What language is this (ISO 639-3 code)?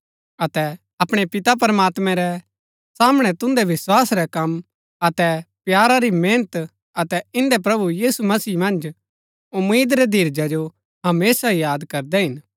gbk